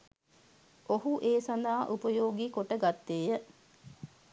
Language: Sinhala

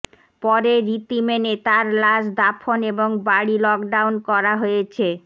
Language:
Bangla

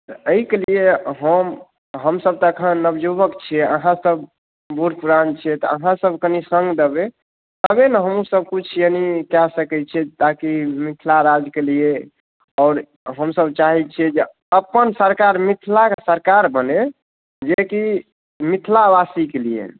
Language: Maithili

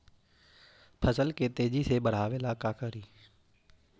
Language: Magahi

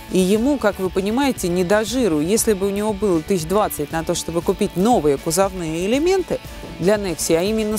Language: Russian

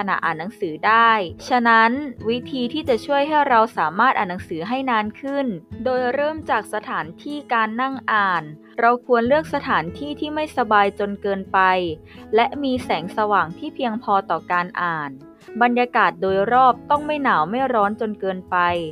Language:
Thai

